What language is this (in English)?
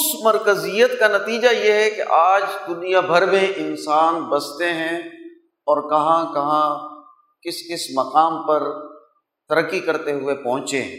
Urdu